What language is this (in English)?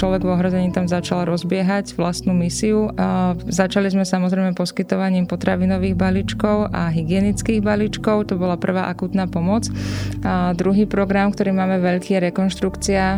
Slovak